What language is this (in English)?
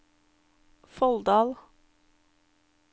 Norwegian